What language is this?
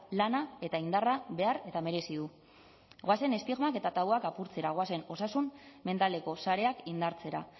Basque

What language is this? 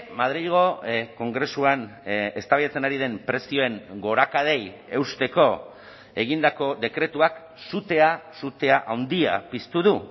Basque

